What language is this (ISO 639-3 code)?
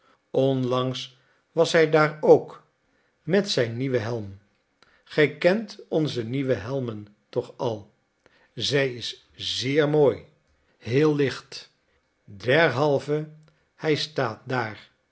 nld